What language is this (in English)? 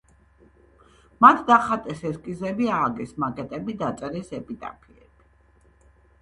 Georgian